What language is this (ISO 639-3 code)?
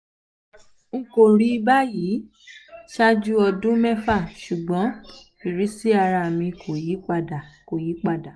yor